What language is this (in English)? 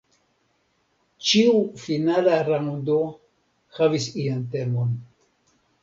Esperanto